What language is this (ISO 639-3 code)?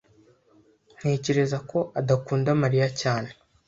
kin